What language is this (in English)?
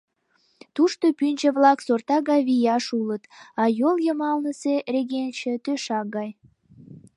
Mari